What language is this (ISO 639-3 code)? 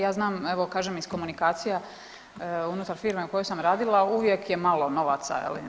hrv